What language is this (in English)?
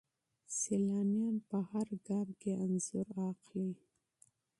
Pashto